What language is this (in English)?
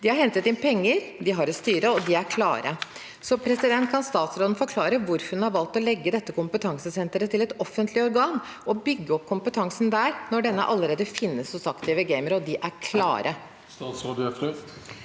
Norwegian